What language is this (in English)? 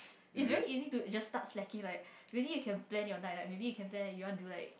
English